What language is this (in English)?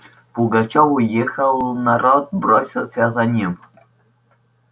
Russian